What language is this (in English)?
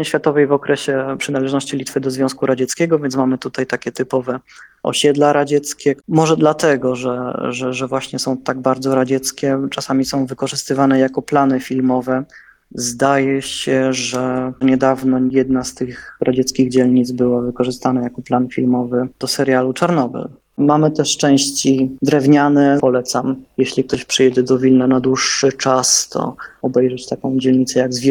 Polish